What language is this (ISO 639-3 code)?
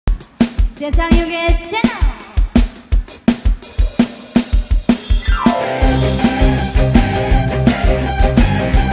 ind